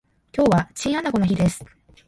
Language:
Japanese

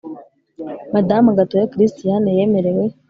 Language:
Kinyarwanda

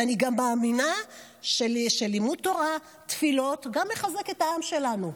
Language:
Hebrew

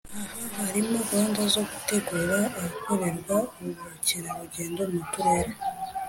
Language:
Kinyarwanda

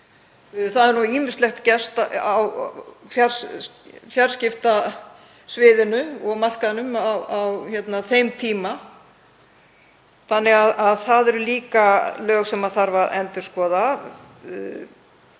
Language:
Icelandic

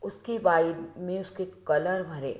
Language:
Hindi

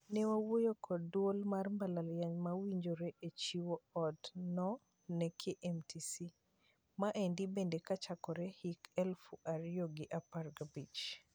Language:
Luo (Kenya and Tanzania)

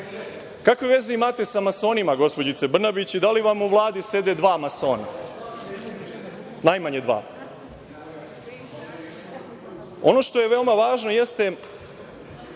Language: Serbian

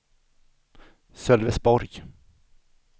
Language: Swedish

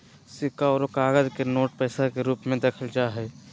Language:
Magahi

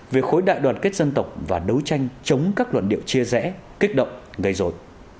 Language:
Vietnamese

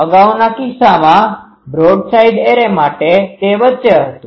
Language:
Gujarati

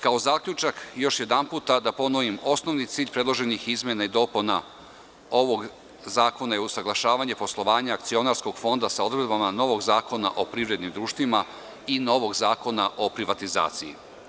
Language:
Serbian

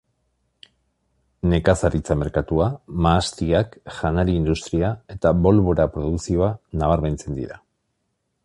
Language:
Basque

